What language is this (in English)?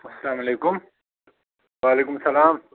Kashmiri